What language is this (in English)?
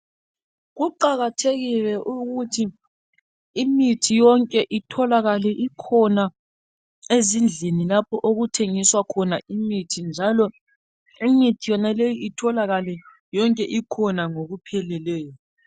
North Ndebele